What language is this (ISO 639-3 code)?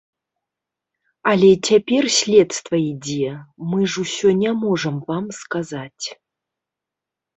bel